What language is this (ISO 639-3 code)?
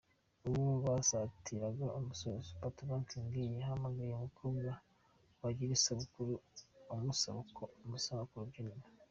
kin